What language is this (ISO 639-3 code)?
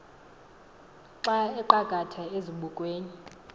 xho